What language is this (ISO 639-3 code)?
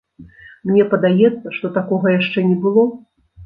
bel